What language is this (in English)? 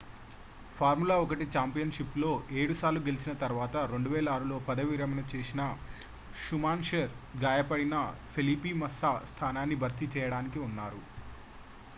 Telugu